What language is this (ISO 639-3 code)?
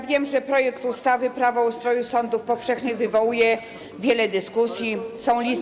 pol